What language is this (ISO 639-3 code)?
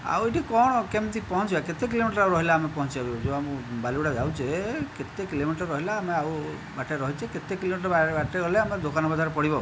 ori